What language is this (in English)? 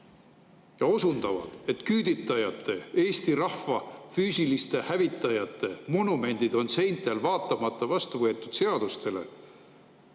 Estonian